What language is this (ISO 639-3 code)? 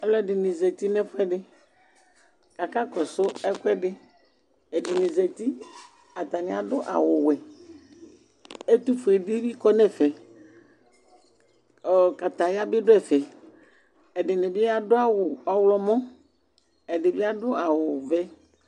kpo